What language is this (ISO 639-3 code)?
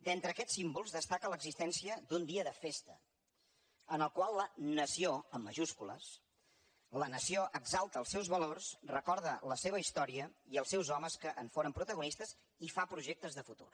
cat